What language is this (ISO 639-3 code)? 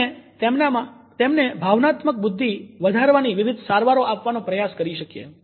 guj